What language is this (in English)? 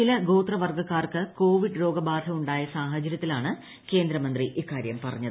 Malayalam